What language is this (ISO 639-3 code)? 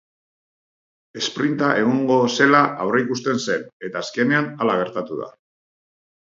eus